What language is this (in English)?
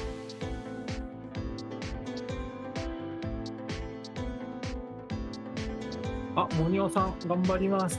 Japanese